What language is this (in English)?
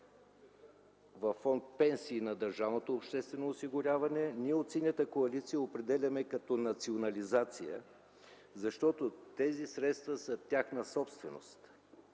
Bulgarian